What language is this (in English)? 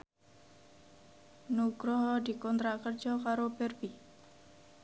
Javanese